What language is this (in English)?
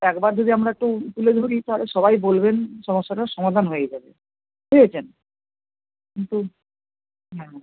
Bangla